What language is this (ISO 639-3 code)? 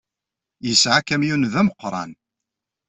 kab